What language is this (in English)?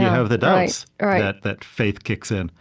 English